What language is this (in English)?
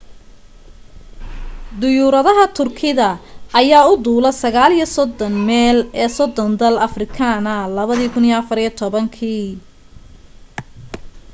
Somali